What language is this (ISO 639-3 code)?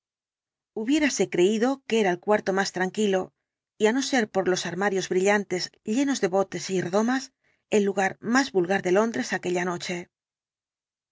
spa